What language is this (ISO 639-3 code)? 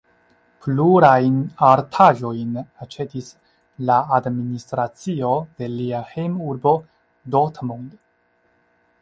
epo